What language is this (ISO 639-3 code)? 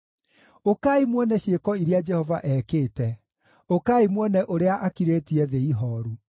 kik